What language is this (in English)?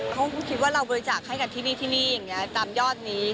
Thai